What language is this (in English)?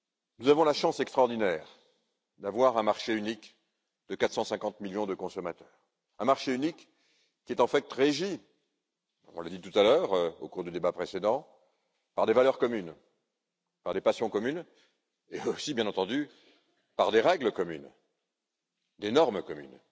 French